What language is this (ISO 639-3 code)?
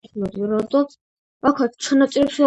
kat